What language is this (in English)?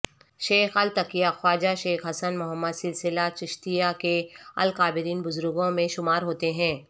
Urdu